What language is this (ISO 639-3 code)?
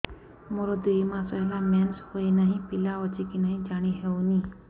ori